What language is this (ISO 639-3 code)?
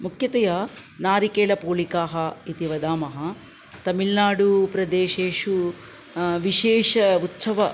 san